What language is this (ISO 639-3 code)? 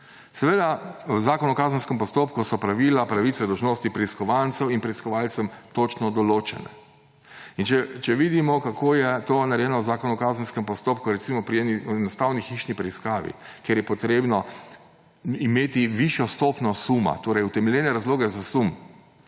slv